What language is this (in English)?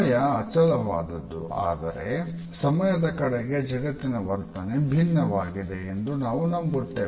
Kannada